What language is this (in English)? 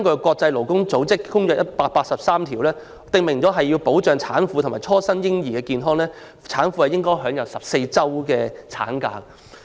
Cantonese